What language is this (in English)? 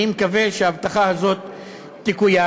Hebrew